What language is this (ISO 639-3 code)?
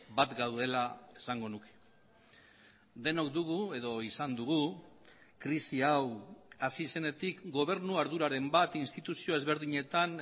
eus